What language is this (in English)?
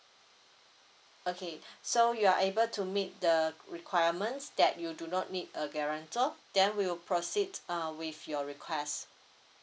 English